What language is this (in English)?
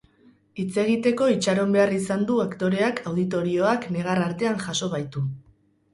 Basque